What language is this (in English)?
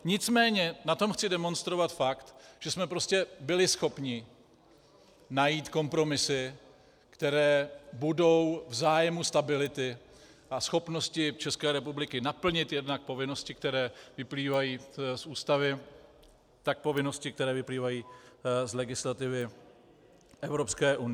Czech